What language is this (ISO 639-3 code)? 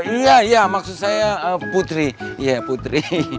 ind